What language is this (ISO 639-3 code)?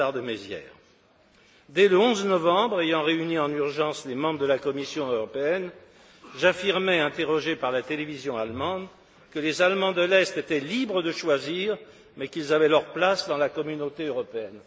fra